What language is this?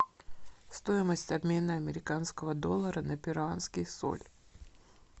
Russian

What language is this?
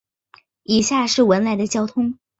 Chinese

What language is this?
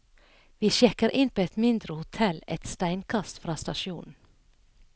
Norwegian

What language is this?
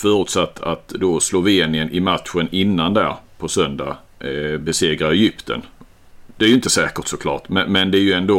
Swedish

